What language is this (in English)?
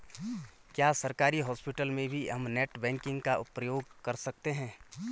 Hindi